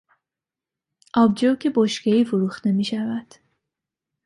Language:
Persian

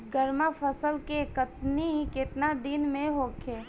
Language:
Bhojpuri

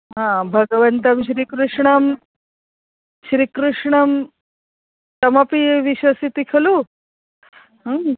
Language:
Sanskrit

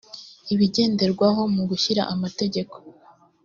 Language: Kinyarwanda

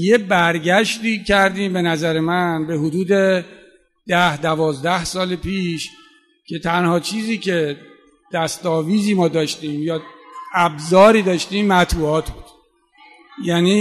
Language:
Persian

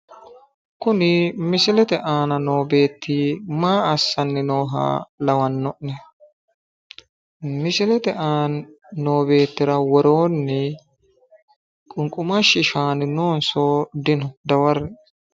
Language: Sidamo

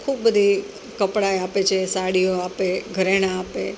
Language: Gujarati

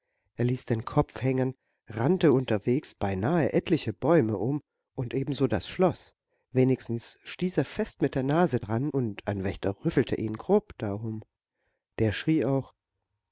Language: German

